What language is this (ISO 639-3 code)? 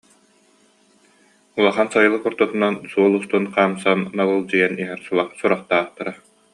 sah